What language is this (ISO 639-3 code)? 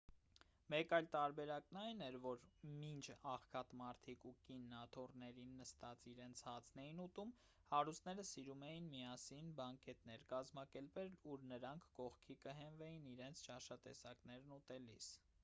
hye